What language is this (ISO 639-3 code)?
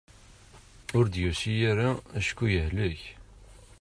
kab